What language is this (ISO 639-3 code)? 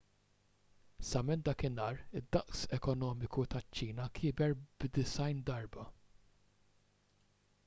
mlt